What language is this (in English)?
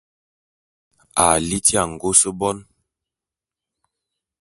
Bulu